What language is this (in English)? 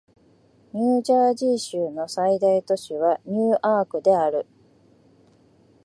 Japanese